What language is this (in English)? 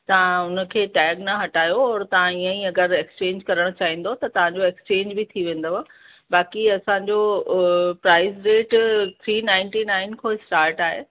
Sindhi